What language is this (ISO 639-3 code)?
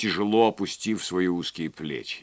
rus